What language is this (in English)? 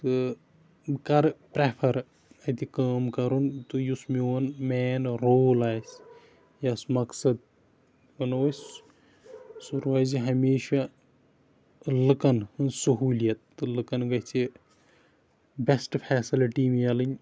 Kashmiri